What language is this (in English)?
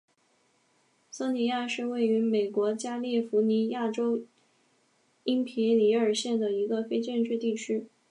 Chinese